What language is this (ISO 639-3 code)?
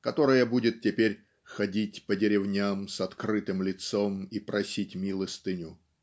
rus